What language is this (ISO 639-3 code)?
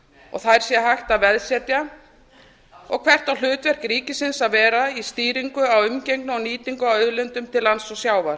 isl